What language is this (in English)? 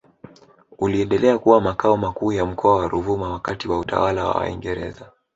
Swahili